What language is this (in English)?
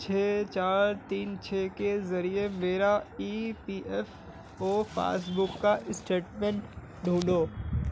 Urdu